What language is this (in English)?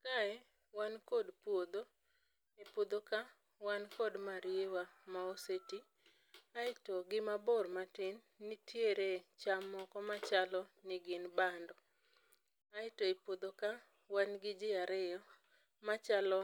Luo (Kenya and Tanzania)